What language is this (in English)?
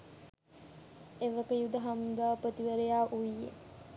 Sinhala